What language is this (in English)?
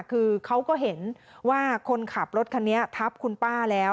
Thai